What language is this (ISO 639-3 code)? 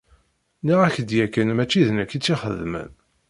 kab